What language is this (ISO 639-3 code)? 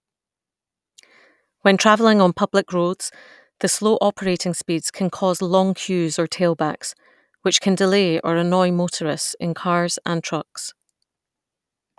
eng